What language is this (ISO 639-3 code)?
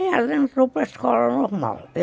por